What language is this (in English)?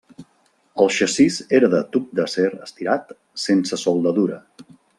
Catalan